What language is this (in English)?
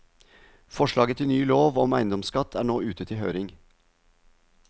Norwegian